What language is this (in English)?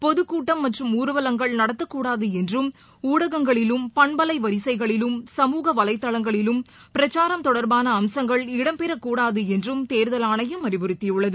Tamil